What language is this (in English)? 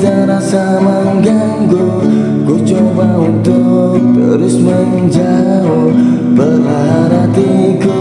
Indonesian